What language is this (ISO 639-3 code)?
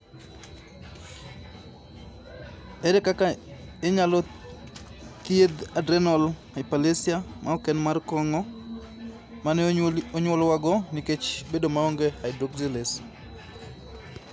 luo